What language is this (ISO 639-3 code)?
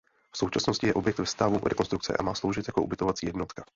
ces